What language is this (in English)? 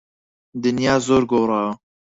Central Kurdish